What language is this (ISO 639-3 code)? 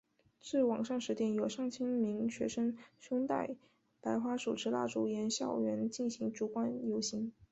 zho